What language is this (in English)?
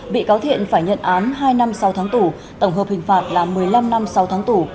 Vietnamese